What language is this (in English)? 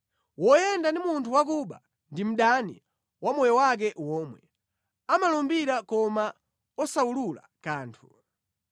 Nyanja